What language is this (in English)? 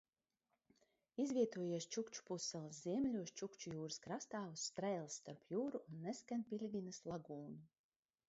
Latvian